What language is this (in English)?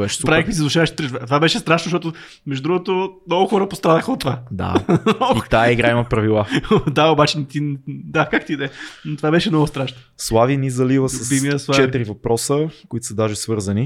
Bulgarian